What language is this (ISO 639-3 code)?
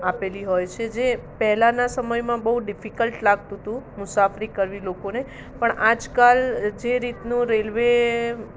guj